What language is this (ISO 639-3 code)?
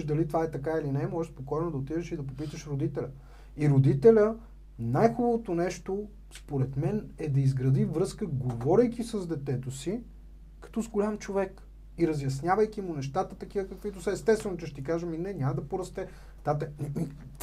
bul